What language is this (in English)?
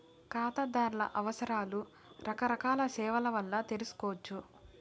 Telugu